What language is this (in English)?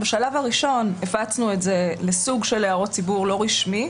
Hebrew